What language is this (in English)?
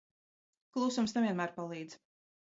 Latvian